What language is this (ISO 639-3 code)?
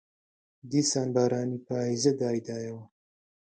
ckb